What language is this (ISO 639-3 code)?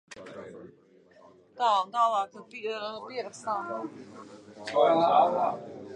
lav